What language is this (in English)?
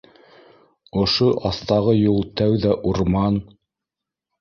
Bashkir